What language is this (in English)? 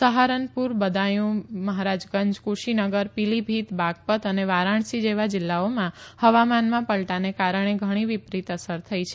Gujarati